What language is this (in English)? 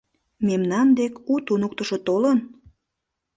Mari